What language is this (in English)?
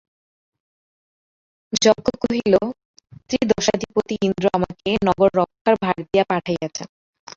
Bangla